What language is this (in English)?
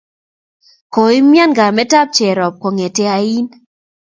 Kalenjin